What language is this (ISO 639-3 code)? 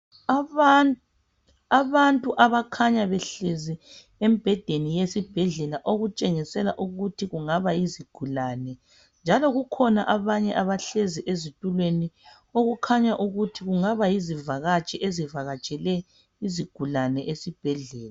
nde